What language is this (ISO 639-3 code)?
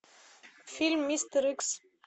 rus